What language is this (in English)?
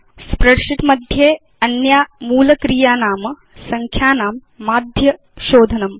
Sanskrit